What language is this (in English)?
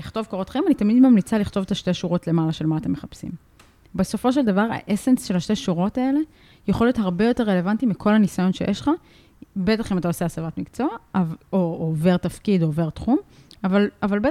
Hebrew